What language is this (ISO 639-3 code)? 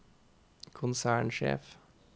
nor